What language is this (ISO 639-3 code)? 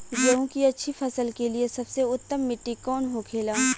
bho